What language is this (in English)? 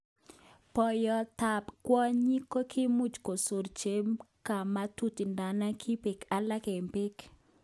Kalenjin